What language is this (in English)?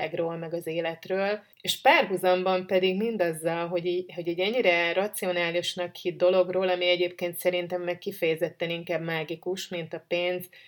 Hungarian